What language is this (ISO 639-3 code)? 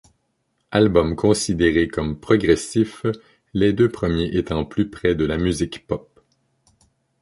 fra